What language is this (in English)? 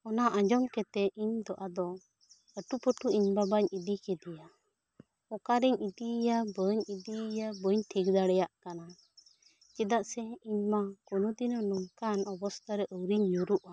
Santali